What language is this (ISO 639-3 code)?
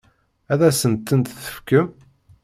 kab